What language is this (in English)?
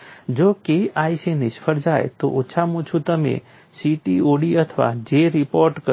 Gujarati